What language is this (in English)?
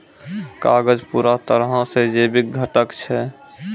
Maithili